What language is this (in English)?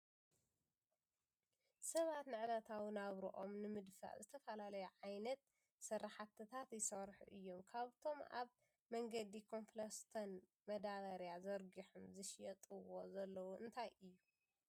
Tigrinya